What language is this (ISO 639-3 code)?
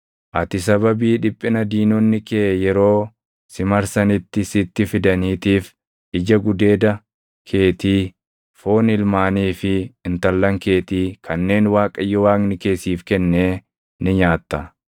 orm